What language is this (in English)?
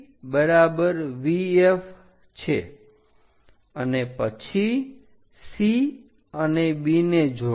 Gujarati